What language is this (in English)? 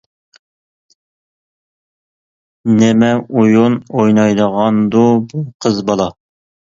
Uyghur